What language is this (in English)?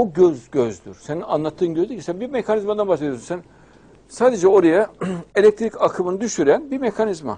Turkish